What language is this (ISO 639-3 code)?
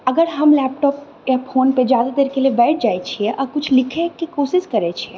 mai